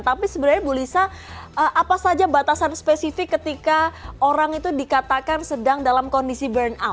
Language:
Indonesian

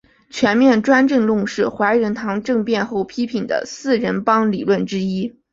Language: Chinese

